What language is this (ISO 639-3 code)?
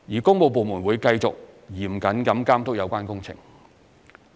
yue